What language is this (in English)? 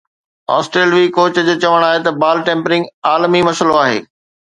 Sindhi